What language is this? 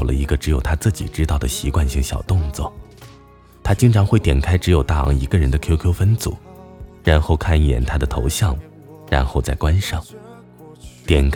Chinese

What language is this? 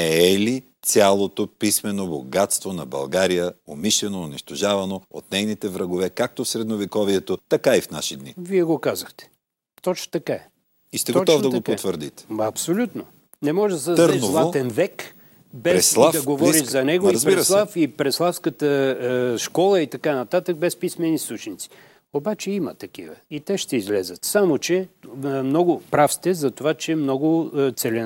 Bulgarian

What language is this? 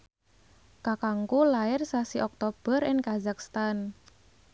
Javanese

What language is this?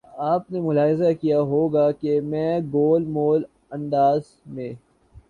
Urdu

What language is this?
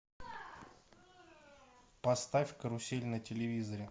Russian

